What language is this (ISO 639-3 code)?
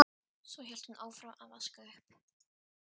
isl